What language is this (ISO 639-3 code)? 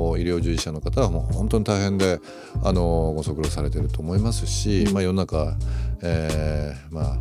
jpn